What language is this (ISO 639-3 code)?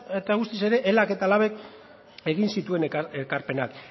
eus